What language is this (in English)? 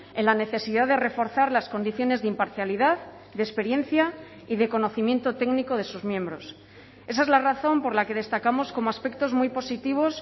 Spanish